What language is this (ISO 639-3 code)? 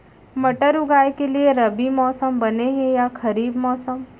hne